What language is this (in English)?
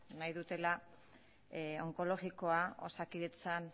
Basque